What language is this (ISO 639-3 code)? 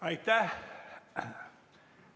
est